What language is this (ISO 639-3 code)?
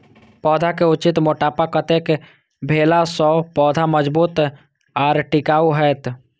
mai